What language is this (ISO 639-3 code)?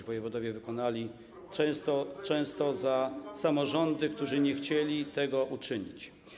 pol